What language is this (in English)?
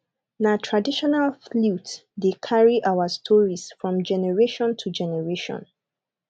Nigerian Pidgin